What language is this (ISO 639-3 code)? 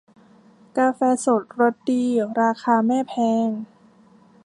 tha